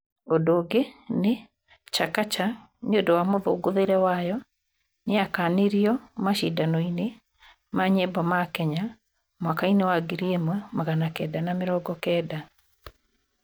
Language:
Kikuyu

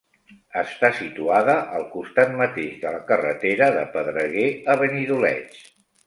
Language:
Catalan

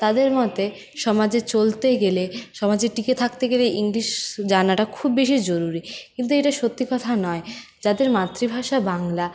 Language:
Bangla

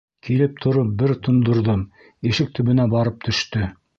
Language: Bashkir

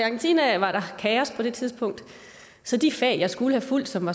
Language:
Danish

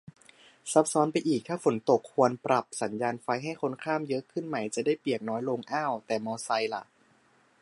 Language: Thai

